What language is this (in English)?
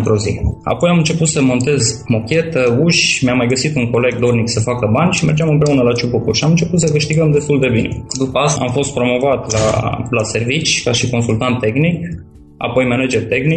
Romanian